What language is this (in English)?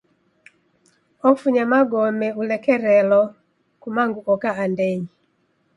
Taita